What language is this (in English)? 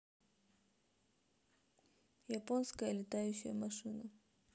Russian